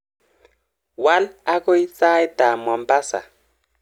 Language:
Kalenjin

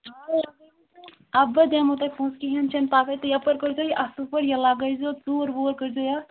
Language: Kashmiri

